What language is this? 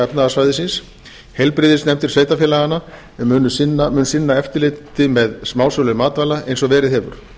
Icelandic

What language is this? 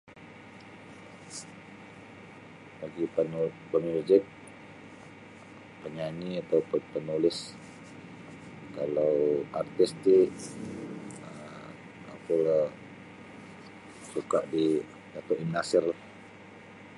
Sabah Bisaya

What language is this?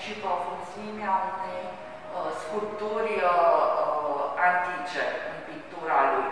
Romanian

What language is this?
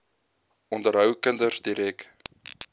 Afrikaans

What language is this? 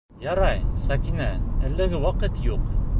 Bashkir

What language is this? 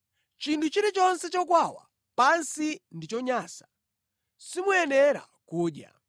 Nyanja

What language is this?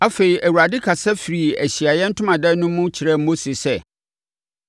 Akan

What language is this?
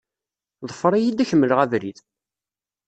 Kabyle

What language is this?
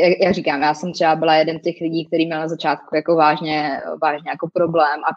Czech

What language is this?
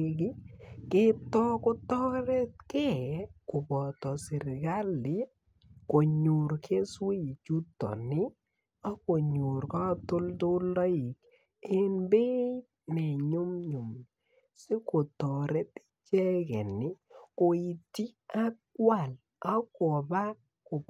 Kalenjin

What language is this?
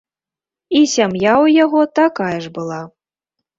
Belarusian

